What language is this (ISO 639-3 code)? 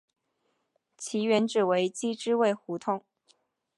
zho